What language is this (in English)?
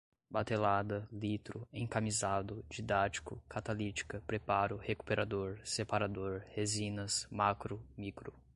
Portuguese